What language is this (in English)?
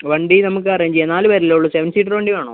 Malayalam